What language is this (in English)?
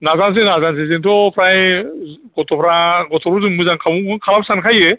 Bodo